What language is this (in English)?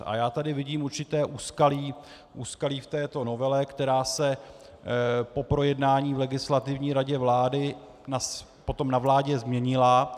Czech